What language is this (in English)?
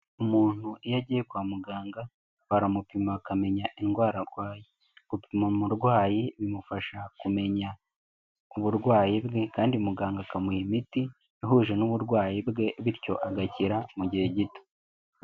Kinyarwanda